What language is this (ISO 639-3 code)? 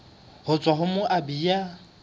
sot